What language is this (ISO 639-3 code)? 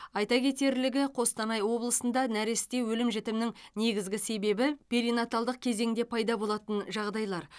kaz